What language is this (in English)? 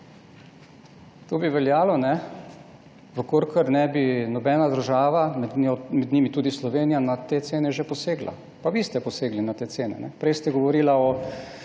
Slovenian